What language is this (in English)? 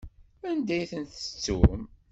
Kabyle